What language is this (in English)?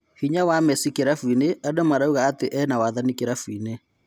Kikuyu